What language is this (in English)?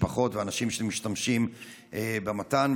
Hebrew